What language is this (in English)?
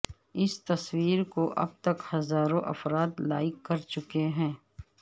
Urdu